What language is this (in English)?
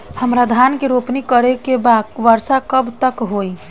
Bhojpuri